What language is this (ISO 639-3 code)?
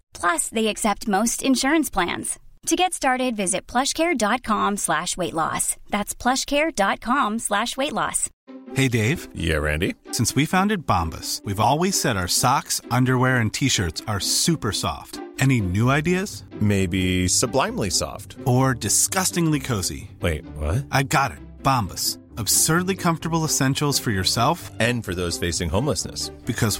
urd